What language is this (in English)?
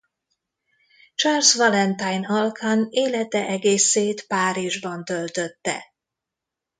Hungarian